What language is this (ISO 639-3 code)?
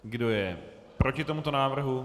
ces